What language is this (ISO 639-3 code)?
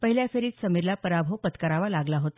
mar